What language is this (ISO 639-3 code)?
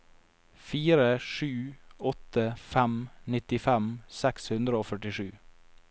nor